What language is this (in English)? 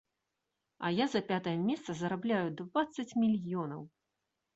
Belarusian